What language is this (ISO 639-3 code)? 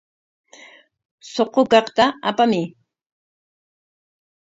qwa